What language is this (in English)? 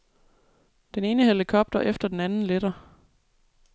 Danish